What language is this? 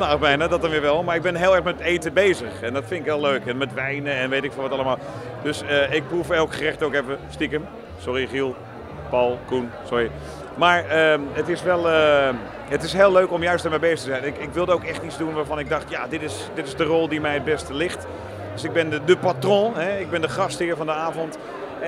Dutch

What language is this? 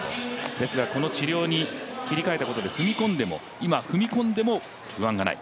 Japanese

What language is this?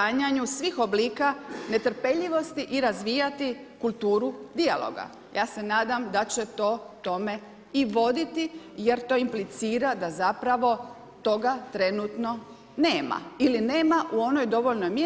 Croatian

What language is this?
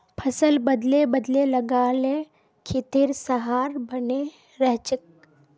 Magahi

